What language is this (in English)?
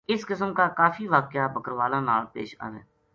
Gujari